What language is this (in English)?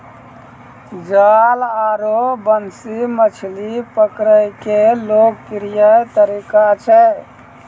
Maithili